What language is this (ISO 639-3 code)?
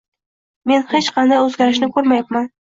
uzb